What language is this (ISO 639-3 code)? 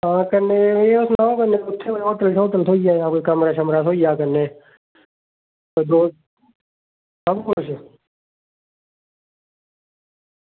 doi